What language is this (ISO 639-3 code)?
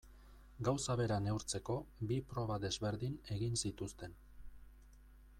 eus